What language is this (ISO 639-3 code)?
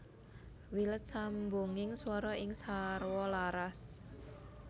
jav